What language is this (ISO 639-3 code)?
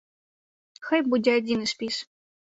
bel